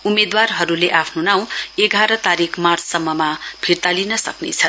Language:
Nepali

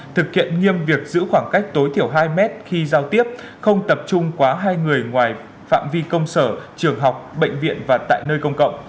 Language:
Vietnamese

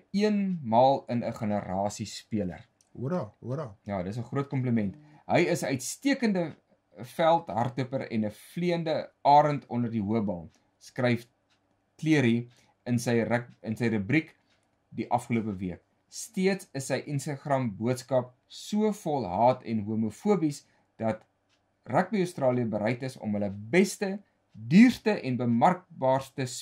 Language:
Dutch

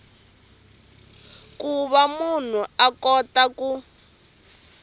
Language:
Tsonga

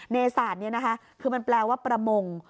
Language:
Thai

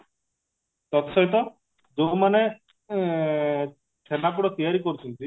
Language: Odia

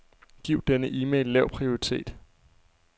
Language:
Danish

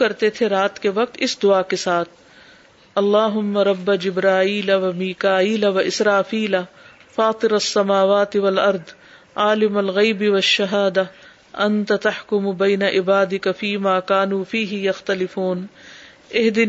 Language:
Urdu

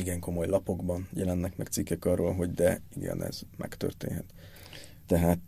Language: Hungarian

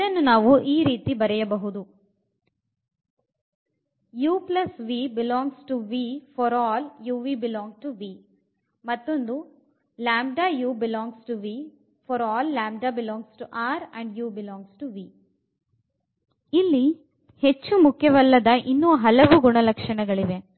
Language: Kannada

